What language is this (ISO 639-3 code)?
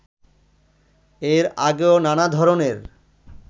ben